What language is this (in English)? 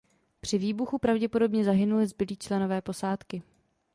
Czech